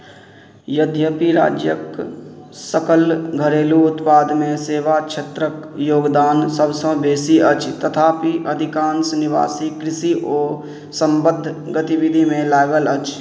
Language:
Maithili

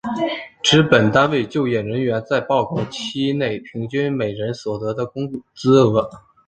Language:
Chinese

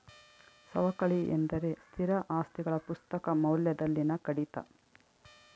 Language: Kannada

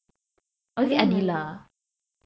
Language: English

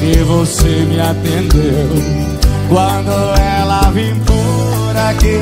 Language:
Portuguese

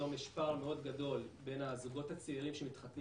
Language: Hebrew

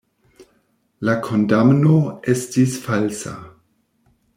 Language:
Esperanto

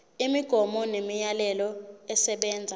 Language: Zulu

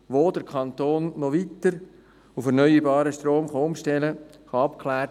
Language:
Swiss German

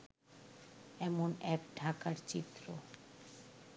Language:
Bangla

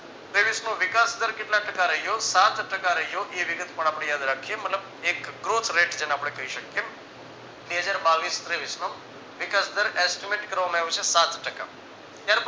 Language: Gujarati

